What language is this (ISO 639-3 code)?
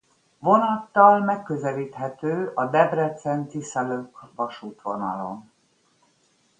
hun